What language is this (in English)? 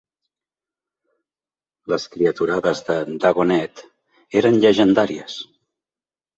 Catalan